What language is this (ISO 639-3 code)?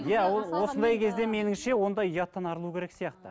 kaz